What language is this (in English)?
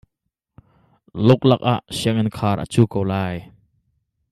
Hakha Chin